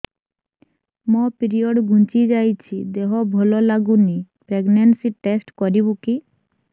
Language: Odia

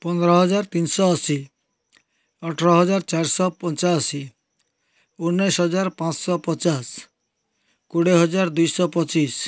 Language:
Odia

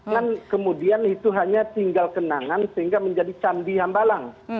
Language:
Indonesian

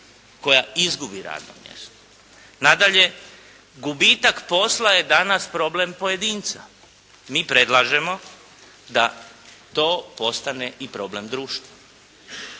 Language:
Croatian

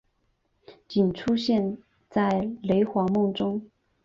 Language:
Chinese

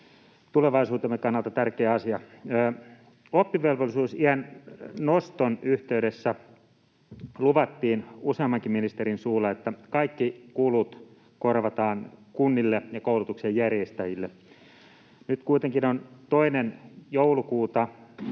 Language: Finnish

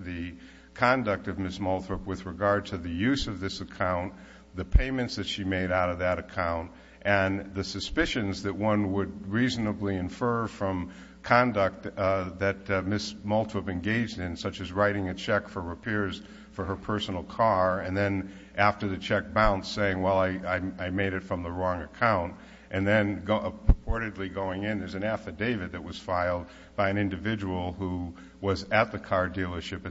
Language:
English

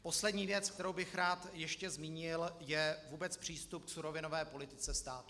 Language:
Czech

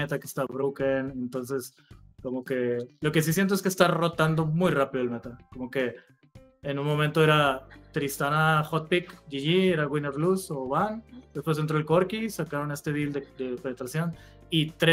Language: Spanish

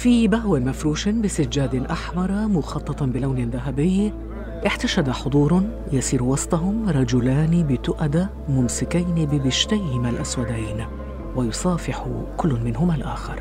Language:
Arabic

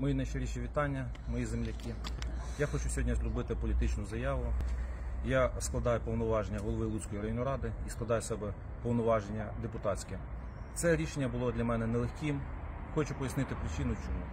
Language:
Ukrainian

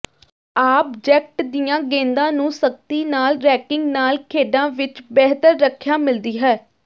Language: Punjabi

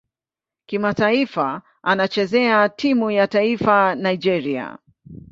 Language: Swahili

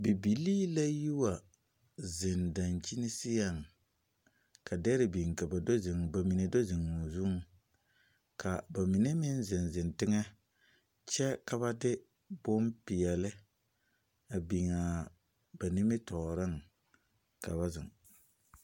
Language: Southern Dagaare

